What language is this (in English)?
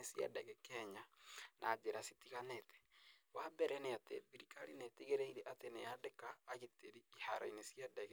Kikuyu